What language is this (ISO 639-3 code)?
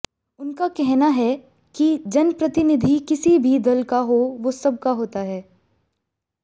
hin